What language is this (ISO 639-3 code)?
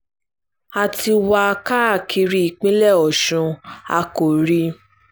yor